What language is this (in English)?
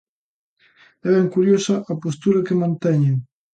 Galician